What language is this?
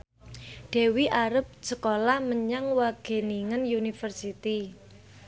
Javanese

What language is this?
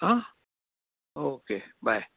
Marathi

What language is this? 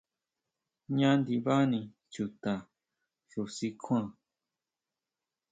Huautla Mazatec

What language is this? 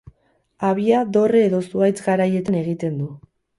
Basque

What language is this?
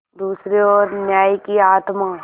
Hindi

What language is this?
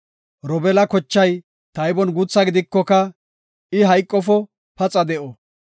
Gofa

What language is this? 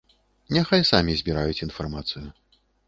Belarusian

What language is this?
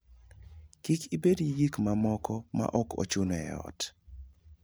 Luo (Kenya and Tanzania)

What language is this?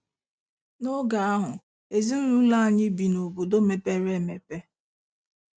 Igbo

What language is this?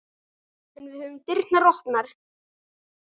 Icelandic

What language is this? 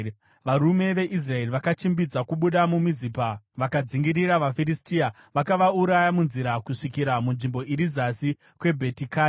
Shona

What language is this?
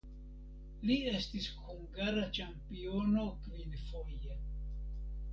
Esperanto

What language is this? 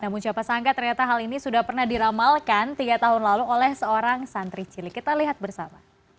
Indonesian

